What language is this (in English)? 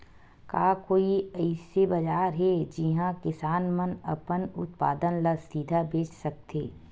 Chhattisgarhi